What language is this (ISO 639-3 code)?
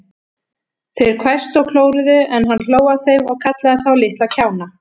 isl